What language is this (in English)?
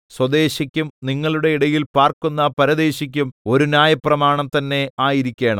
Malayalam